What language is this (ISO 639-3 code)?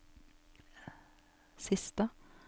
nor